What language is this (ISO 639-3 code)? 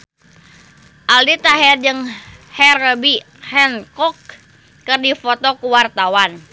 sun